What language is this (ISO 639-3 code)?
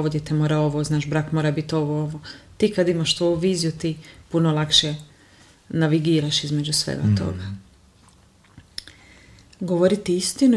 hrv